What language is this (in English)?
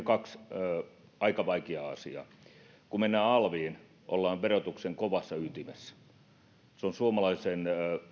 Finnish